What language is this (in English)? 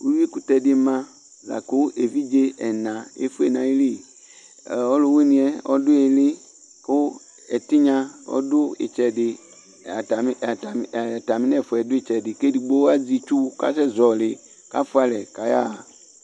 Ikposo